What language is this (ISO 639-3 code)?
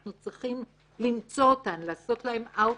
heb